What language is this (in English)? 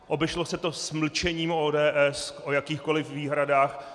Czech